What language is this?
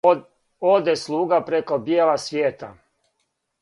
Serbian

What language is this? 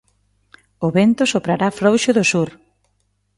Galician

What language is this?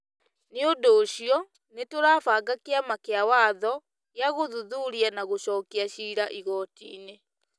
Kikuyu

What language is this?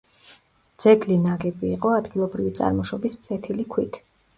Georgian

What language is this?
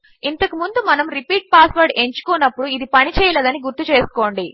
Telugu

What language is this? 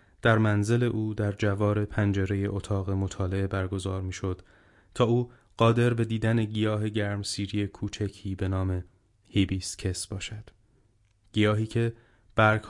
Persian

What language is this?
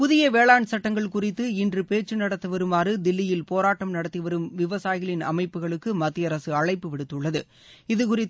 Tamil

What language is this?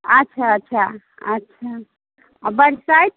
Maithili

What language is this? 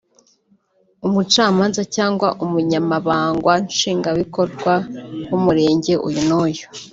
Kinyarwanda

